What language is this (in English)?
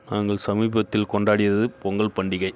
Tamil